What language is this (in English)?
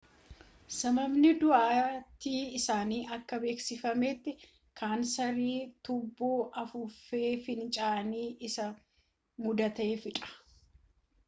Oromo